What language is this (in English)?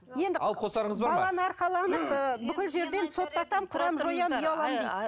Kazakh